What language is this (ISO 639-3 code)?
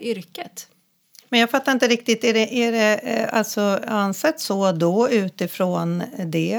swe